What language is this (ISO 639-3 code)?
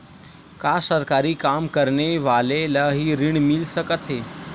hne